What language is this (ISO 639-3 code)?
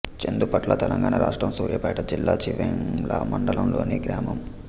tel